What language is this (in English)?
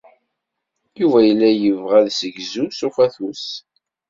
Kabyle